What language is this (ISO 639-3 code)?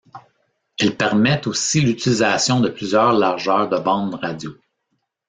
fra